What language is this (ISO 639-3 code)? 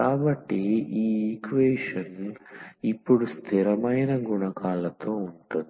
tel